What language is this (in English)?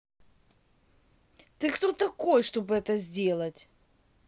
Russian